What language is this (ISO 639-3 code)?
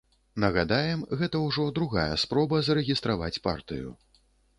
bel